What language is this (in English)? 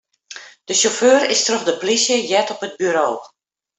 Western Frisian